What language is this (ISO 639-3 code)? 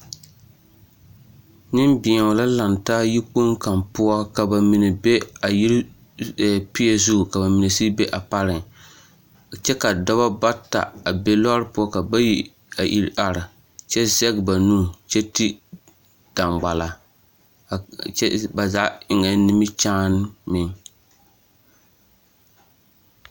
dga